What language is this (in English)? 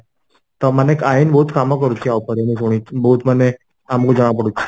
Odia